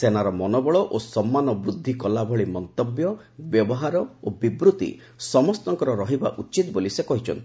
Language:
Odia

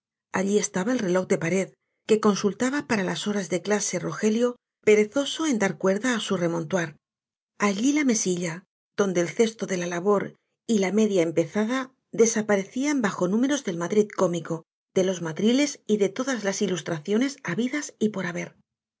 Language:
Spanish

